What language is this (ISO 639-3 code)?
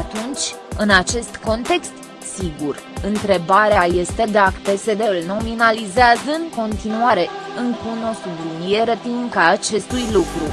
ron